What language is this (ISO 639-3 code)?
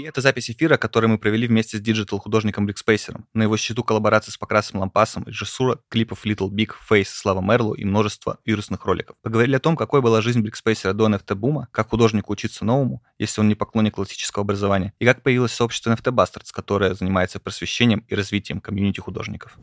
rus